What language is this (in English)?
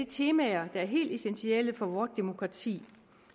Danish